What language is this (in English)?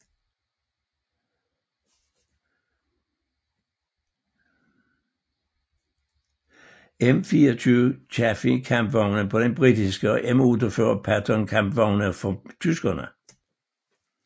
Danish